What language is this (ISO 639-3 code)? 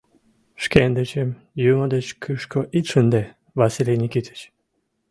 chm